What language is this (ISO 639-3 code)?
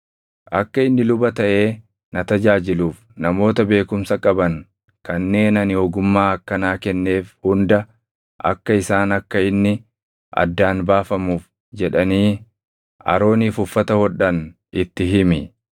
orm